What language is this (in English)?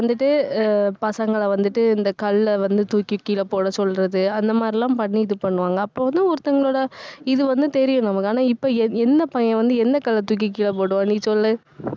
Tamil